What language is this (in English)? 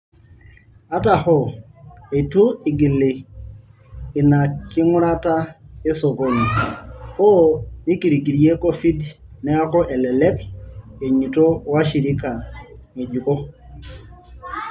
Masai